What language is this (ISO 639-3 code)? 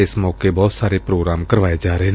pan